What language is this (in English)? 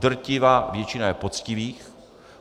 Czech